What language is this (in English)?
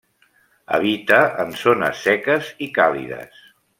Catalan